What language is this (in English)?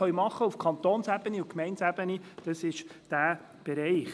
Swiss German